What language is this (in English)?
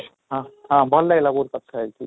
Odia